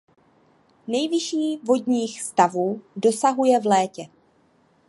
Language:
Czech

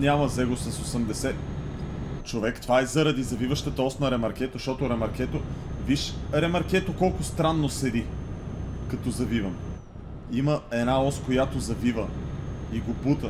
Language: Bulgarian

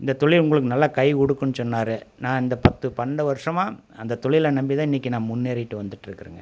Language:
Tamil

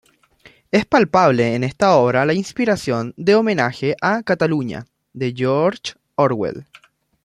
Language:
Spanish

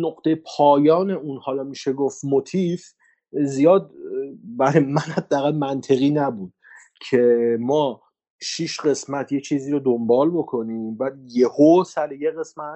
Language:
Persian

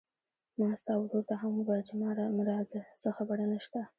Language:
Pashto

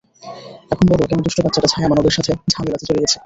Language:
Bangla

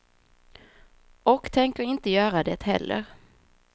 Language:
Swedish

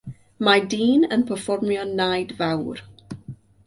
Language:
Welsh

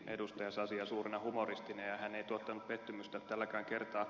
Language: Finnish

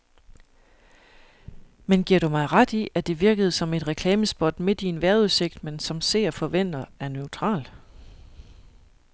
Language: Danish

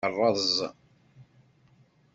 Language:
Kabyle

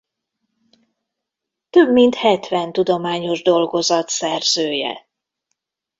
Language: Hungarian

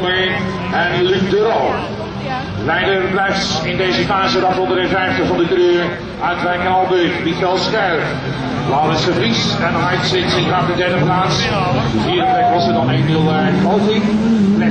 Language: Dutch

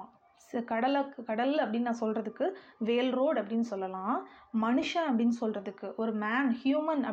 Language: Tamil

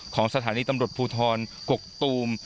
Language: Thai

